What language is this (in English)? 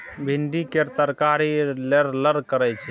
Maithili